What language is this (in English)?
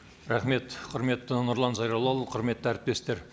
Kazakh